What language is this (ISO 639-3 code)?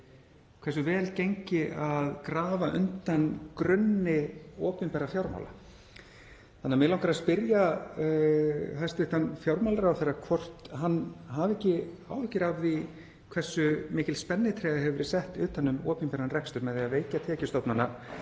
isl